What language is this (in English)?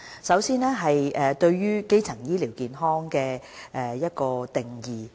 Cantonese